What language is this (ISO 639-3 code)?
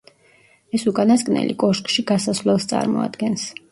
kat